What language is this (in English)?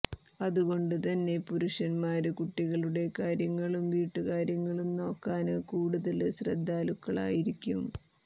Malayalam